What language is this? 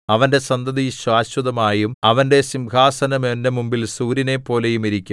Malayalam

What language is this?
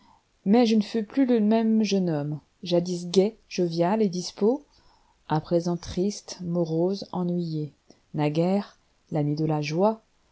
French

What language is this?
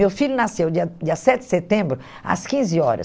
Portuguese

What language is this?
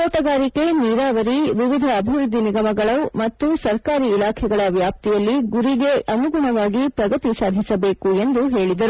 Kannada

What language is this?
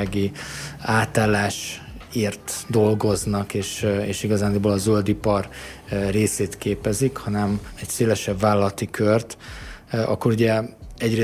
Hungarian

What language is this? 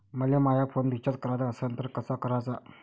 Marathi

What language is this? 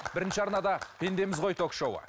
Kazakh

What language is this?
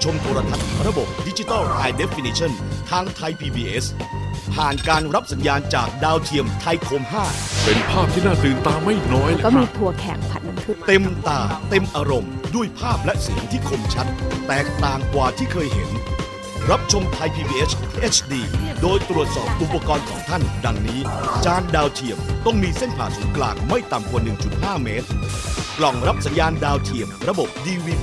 Thai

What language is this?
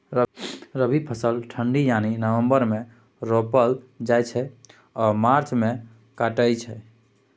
Maithili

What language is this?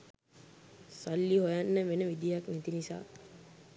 Sinhala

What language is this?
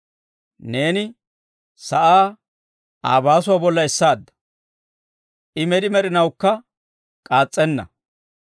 Dawro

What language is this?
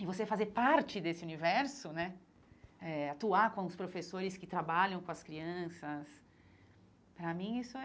Portuguese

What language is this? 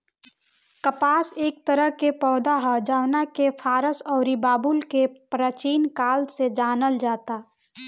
Bhojpuri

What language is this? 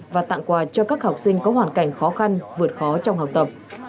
Vietnamese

